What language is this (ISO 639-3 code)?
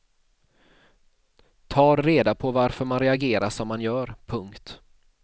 swe